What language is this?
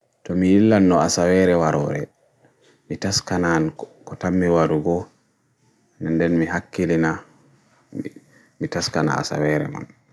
Bagirmi Fulfulde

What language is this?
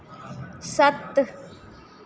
Dogri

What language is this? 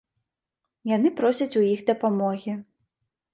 Belarusian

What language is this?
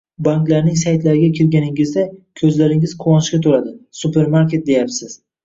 Uzbek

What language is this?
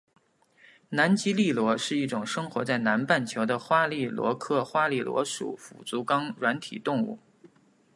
Chinese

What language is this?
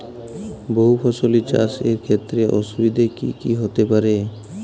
Bangla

